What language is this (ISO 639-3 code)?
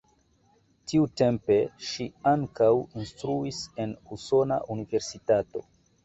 epo